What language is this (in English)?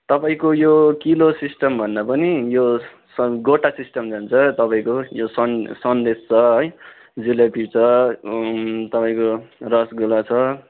Nepali